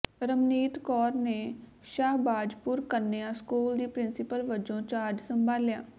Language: Punjabi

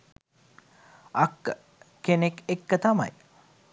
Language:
Sinhala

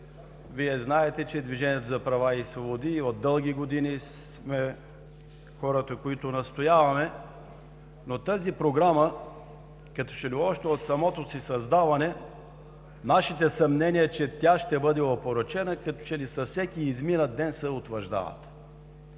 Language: Bulgarian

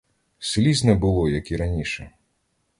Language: Ukrainian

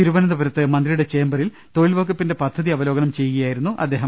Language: Malayalam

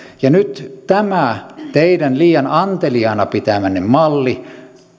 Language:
Finnish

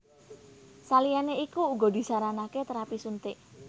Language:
Javanese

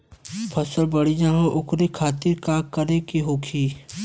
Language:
Bhojpuri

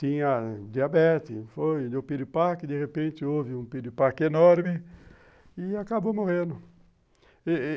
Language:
Portuguese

